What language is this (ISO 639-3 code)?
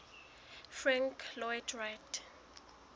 sot